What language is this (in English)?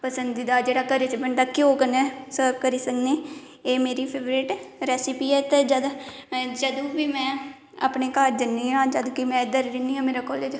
Dogri